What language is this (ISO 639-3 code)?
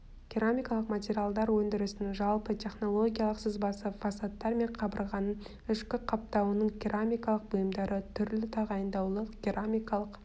kaz